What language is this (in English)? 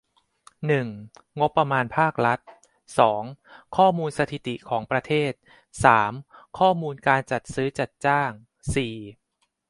Thai